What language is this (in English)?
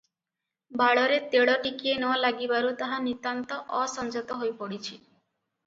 Odia